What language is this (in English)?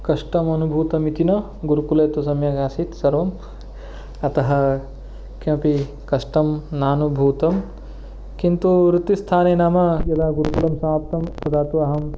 Sanskrit